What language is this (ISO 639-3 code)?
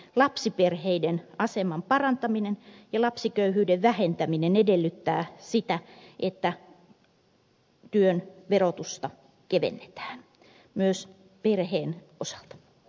fin